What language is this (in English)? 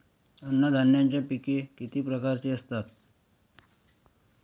Marathi